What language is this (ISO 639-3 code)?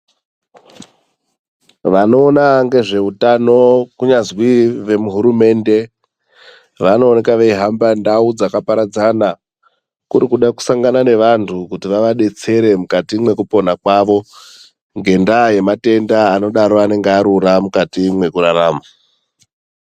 ndc